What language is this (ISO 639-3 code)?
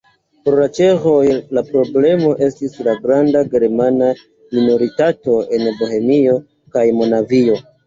epo